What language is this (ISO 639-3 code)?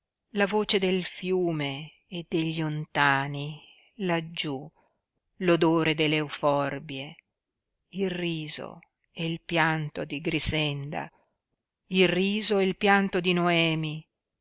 ita